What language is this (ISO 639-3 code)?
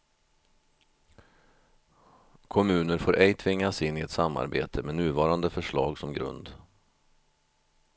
swe